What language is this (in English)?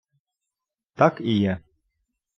Ukrainian